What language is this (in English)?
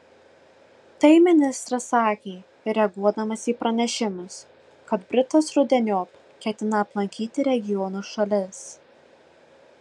Lithuanian